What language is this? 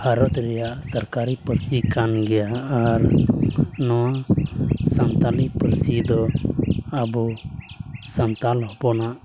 Santali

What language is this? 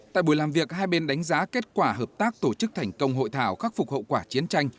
Vietnamese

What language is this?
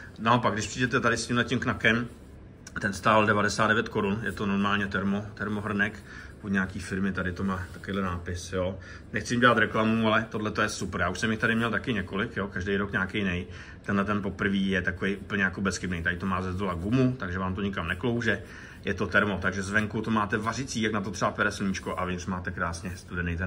Czech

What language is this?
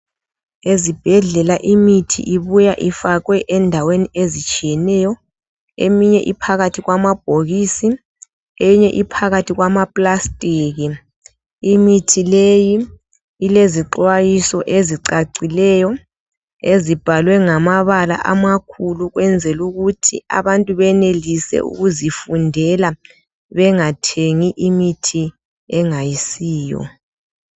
North Ndebele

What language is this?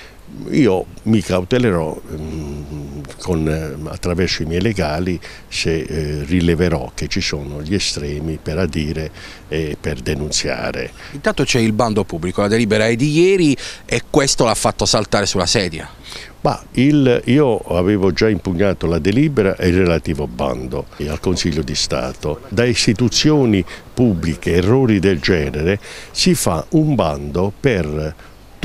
Italian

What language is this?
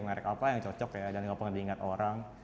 Indonesian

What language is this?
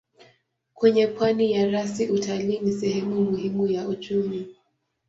Swahili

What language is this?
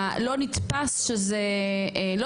Hebrew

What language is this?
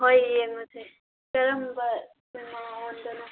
Manipuri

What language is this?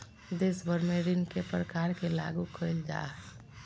Magahi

